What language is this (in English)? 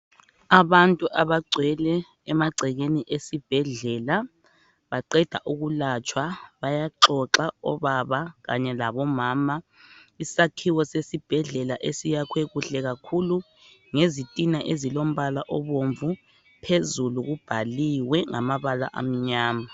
North Ndebele